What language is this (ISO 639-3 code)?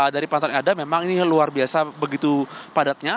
ind